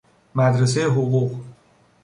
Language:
Persian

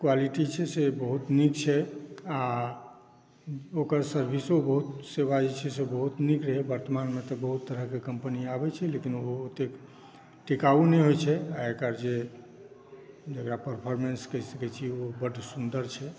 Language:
Maithili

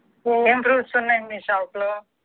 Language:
Telugu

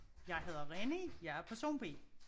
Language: Danish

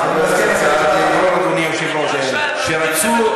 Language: Hebrew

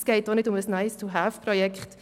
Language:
Swiss German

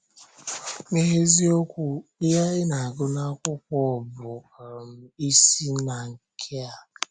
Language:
Igbo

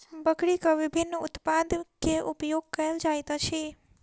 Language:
Maithili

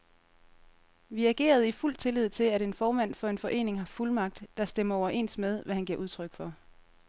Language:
Danish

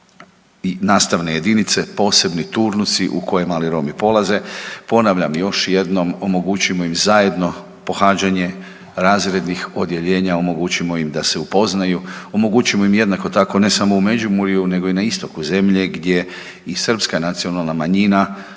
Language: Croatian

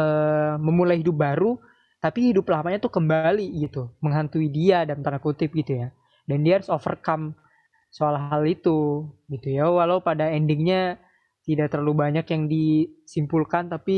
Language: Indonesian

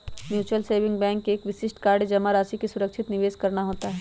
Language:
Magahi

